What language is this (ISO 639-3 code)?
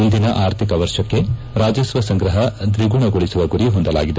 kan